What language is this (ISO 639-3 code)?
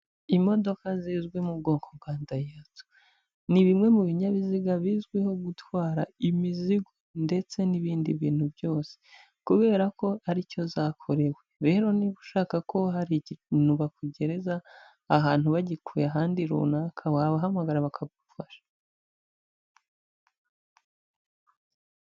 kin